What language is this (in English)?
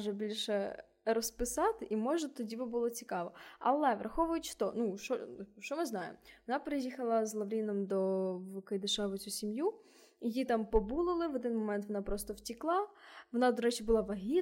Ukrainian